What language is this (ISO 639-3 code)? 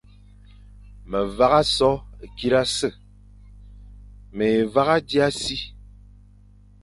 fan